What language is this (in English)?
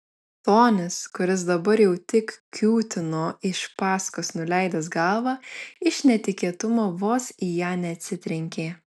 Lithuanian